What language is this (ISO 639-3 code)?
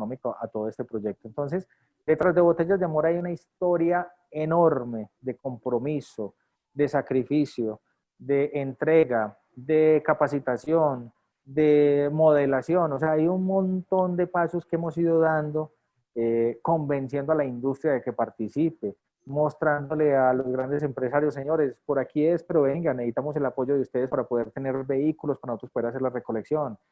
spa